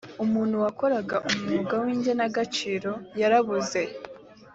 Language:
Kinyarwanda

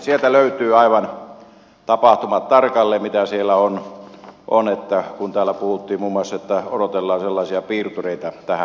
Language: Finnish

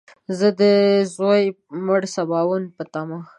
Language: Pashto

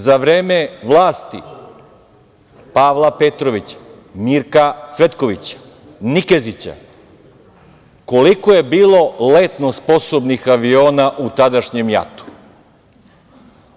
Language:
Serbian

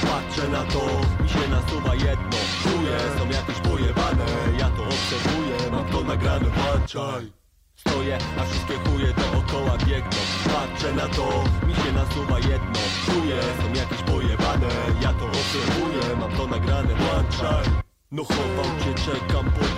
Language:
Ukrainian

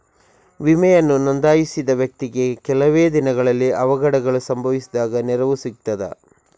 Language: Kannada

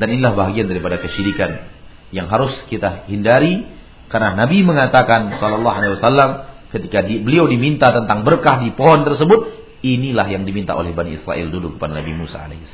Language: Malay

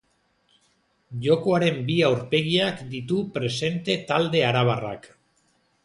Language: Basque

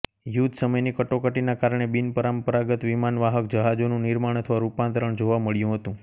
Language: Gujarati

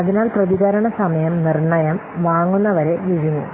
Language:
Malayalam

